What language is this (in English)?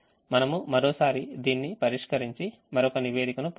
Telugu